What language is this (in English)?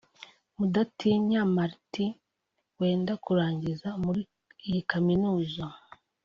Kinyarwanda